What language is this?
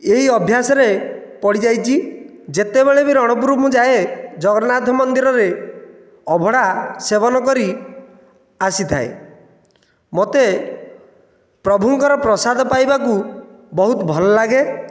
Odia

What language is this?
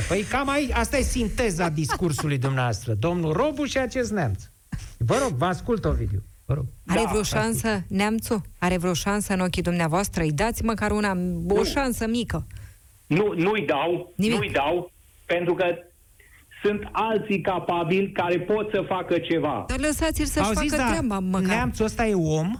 Romanian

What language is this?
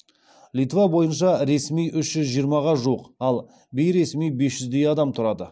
Kazakh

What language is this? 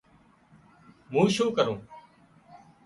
Wadiyara Koli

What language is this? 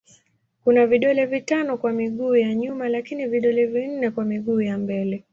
Swahili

